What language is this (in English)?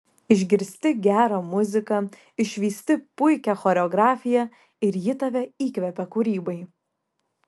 Lithuanian